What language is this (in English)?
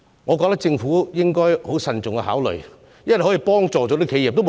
Cantonese